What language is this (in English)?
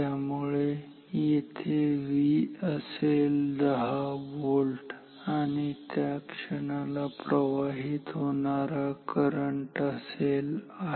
Marathi